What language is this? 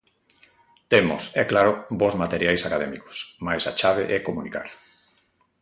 Galician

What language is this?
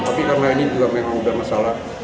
Indonesian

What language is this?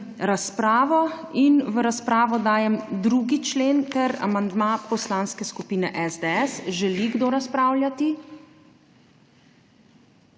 Slovenian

